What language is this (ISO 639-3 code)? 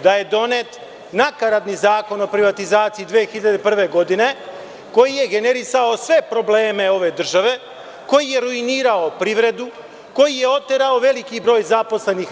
srp